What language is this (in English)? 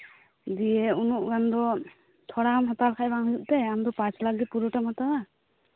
Santali